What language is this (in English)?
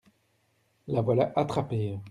French